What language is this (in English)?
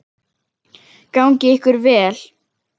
Icelandic